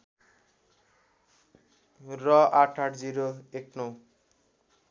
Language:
Nepali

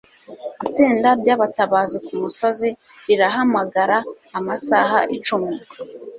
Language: Kinyarwanda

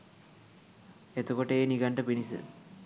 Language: Sinhala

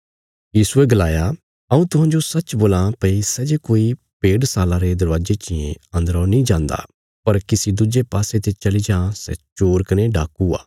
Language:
Bilaspuri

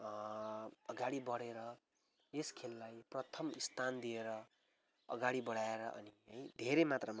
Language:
Nepali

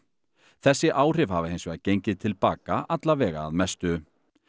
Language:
Icelandic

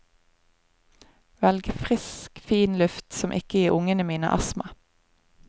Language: Norwegian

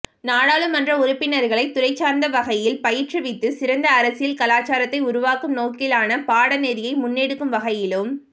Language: Tamil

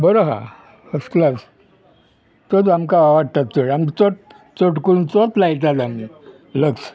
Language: Konkani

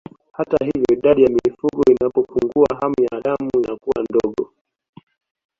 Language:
Swahili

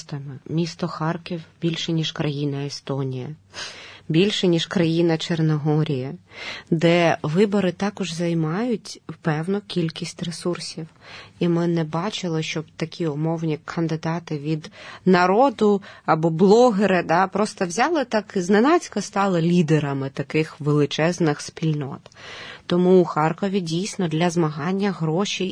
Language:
Ukrainian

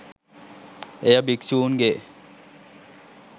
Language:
Sinhala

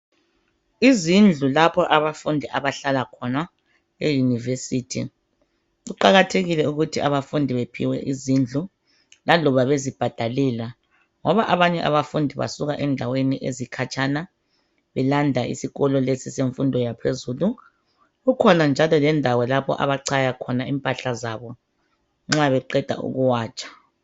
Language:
North Ndebele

